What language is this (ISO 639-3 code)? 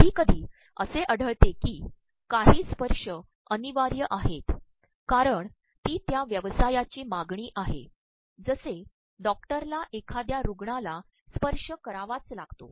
mar